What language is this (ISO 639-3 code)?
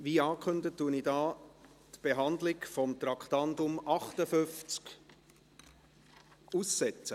gsw